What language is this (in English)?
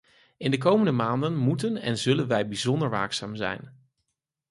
Dutch